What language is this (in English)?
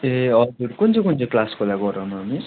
Nepali